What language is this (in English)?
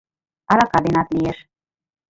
Mari